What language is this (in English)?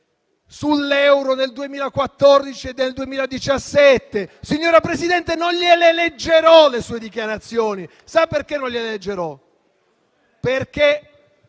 Italian